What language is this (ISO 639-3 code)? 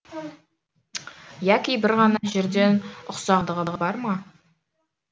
kaz